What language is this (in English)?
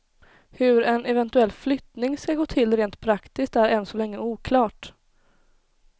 Swedish